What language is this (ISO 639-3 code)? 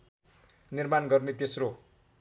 nep